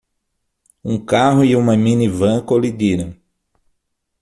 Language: Portuguese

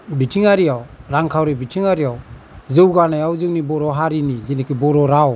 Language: Bodo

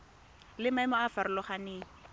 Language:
Tswana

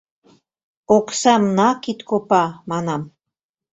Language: Mari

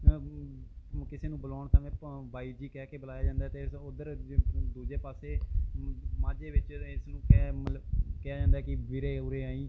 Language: Punjabi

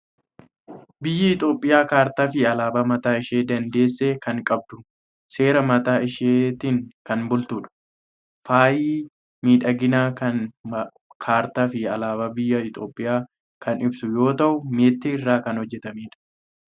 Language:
Oromo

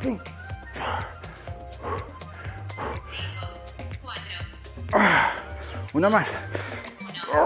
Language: Spanish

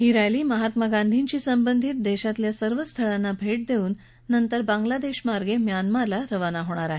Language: Marathi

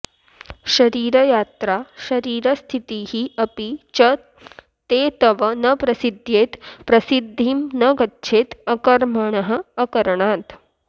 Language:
Sanskrit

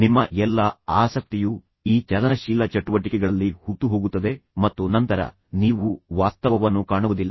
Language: Kannada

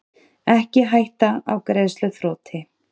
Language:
Icelandic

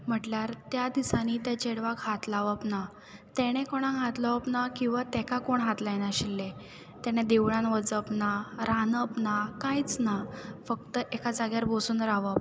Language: Konkani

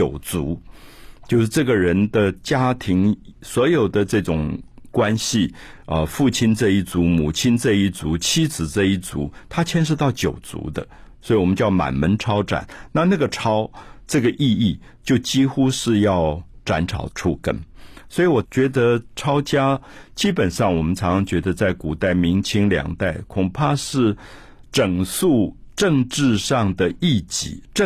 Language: Chinese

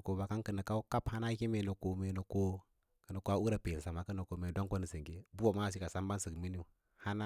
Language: Lala-Roba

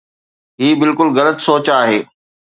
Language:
Sindhi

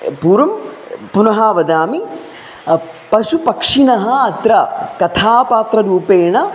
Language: Sanskrit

